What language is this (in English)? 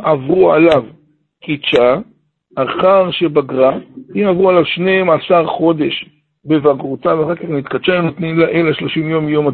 Hebrew